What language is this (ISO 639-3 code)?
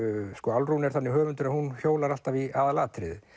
isl